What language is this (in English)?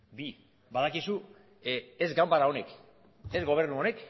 Basque